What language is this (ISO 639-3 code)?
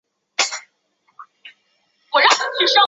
zho